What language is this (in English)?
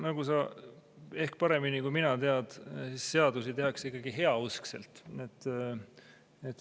Estonian